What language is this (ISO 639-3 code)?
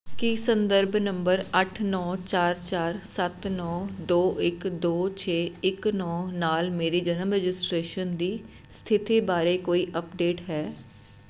pan